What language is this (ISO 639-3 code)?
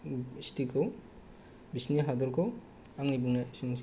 brx